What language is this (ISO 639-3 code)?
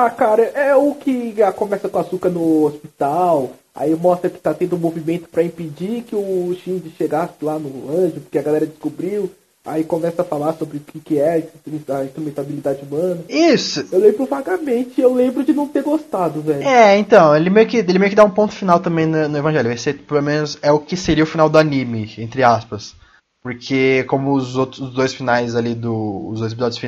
por